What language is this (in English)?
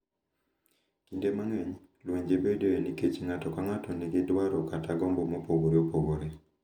Luo (Kenya and Tanzania)